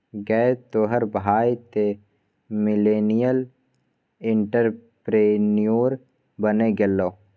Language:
Maithili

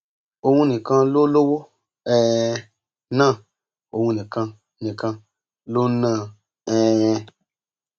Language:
Yoruba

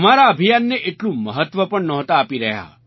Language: Gujarati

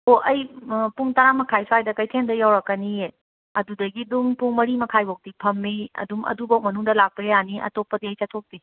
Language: Manipuri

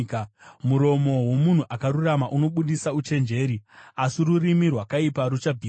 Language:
Shona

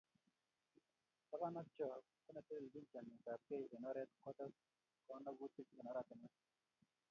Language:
Kalenjin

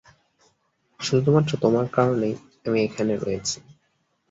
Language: Bangla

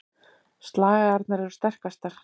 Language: Icelandic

